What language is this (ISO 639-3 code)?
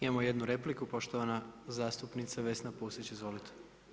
hrv